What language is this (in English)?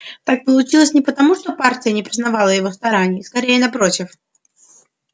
Russian